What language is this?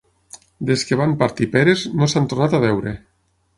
Catalan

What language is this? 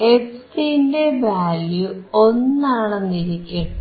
Malayalam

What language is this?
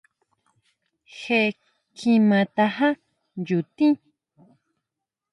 Huautla Mazatec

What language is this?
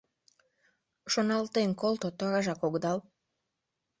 Mari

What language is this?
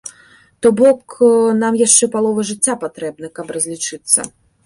Belarusian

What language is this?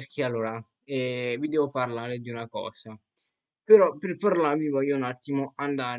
Italian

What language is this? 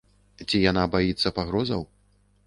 Belarusian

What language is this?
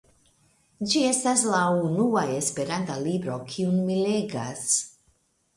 Esperanto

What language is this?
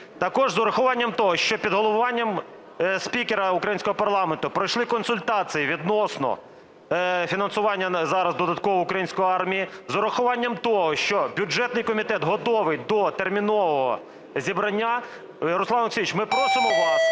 Ukrainian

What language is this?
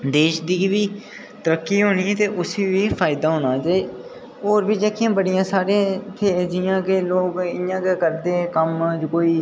Dogri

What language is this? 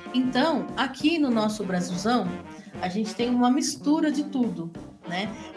Portuguese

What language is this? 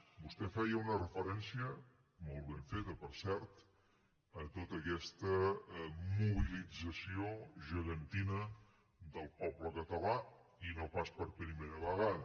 Catalan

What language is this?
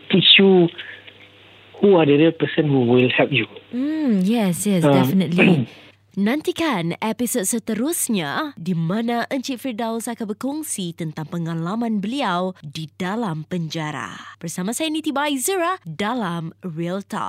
Malay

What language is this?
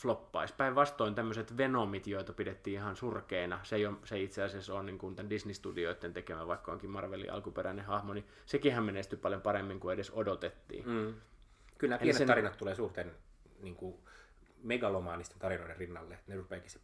Finnish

